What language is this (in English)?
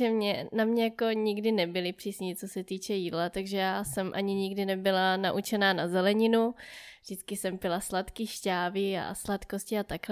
Czech